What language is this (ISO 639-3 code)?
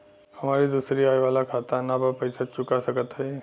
bho